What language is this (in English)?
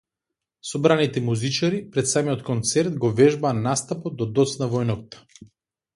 Macedonian